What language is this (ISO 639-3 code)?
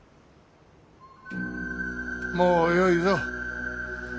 jpn